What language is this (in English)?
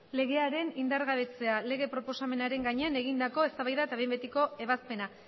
Basque